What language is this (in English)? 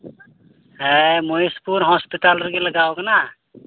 Santali